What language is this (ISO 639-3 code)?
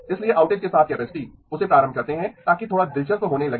hin